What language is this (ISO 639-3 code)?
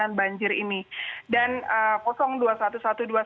ind